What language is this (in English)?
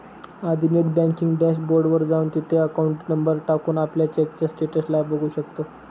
Marathi